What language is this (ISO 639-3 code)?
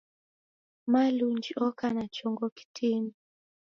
dav